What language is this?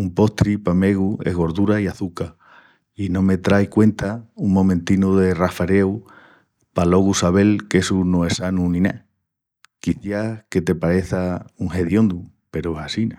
Extremaduran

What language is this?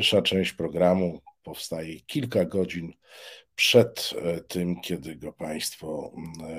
Polish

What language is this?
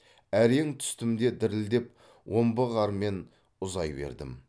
Kazakh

